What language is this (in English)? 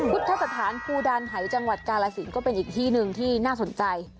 Thai